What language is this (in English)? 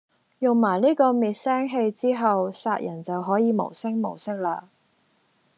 Cantonese